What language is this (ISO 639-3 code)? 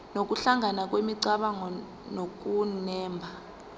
zul